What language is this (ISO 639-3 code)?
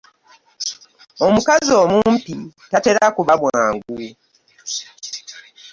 lug